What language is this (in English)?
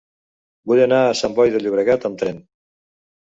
Catalan